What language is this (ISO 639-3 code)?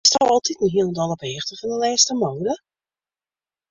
fry